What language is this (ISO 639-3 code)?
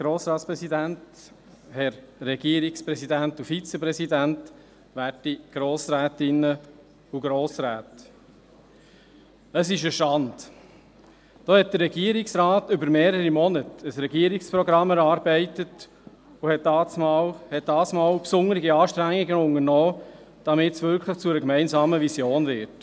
gsw